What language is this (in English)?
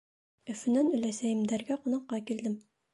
Bashkir